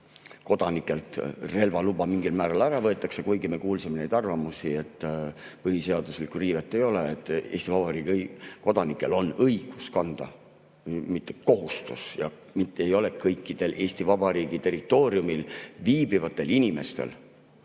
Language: Estonian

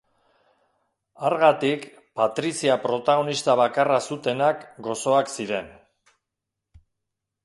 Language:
Basque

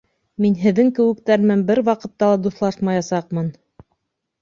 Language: Bashkir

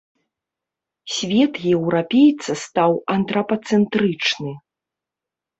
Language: Belarusian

